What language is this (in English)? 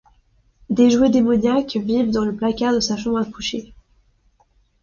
French